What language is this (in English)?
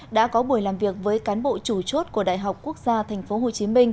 Vietnamese